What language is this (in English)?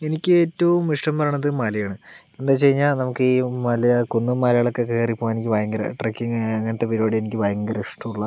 Malayalam